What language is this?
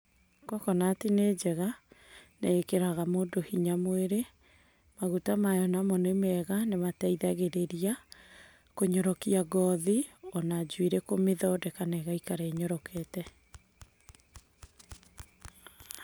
Kikuyu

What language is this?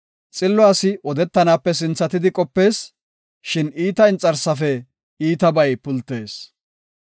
Gofa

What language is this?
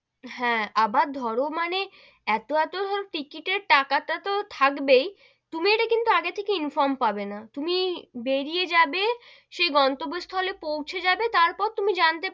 Bangla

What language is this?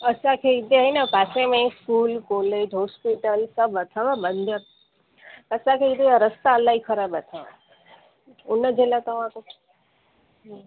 Sindhi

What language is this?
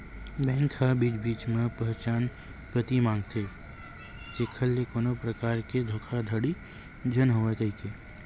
Chhattisgarhi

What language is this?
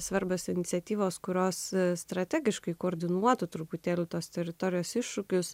Lithuanian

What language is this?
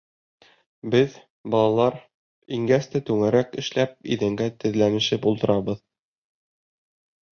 Bashkir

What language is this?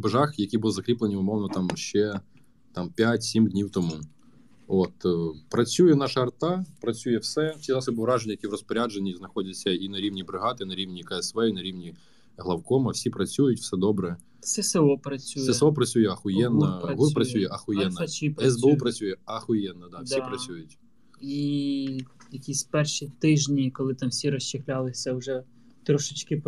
Ukrainian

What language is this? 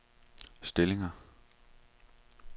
Danish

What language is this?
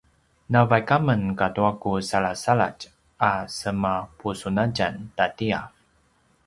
Paiwan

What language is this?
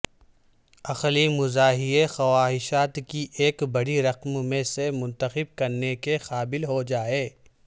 Urdu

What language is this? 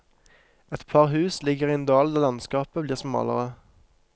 Norwegian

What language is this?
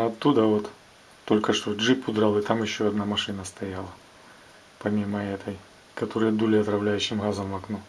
Russian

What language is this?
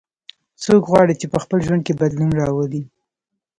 Pashto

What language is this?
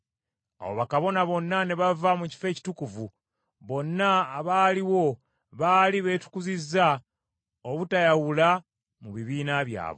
Ganda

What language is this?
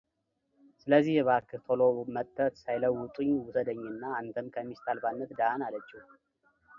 Amharic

